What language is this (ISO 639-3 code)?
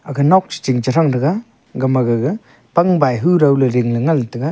nnp